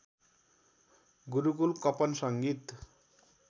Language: Nepali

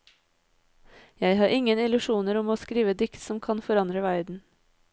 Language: Norwegian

